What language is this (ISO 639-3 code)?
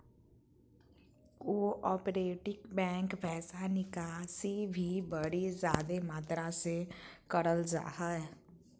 mag